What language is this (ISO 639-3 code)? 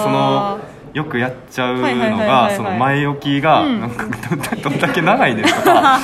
jpn